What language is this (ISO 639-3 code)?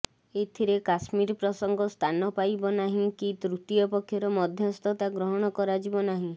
ori